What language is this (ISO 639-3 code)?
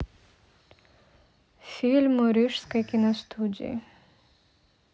rus